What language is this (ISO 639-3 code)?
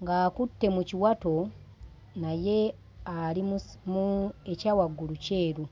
lug